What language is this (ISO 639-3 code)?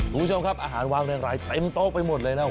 tha